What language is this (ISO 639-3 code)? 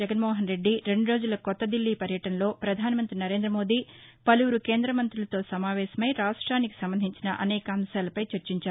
tel